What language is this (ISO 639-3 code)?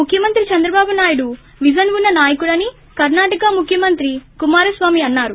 tel